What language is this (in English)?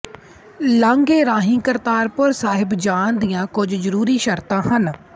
Punjabi